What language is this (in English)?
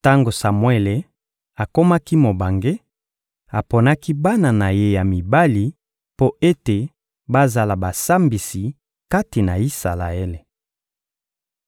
Lingala